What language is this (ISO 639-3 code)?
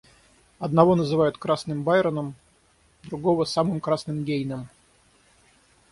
rus